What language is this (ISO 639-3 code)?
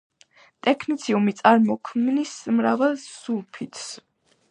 kat